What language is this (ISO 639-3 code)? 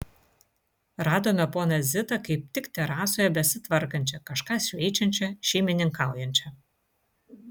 lit